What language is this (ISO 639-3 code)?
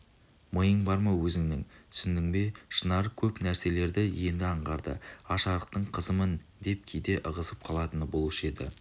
kaz